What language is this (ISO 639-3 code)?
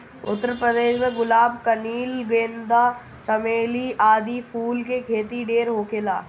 bho